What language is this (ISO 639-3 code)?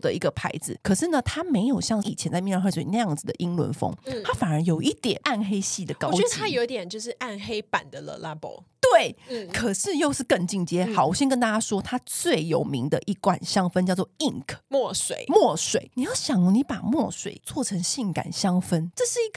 zho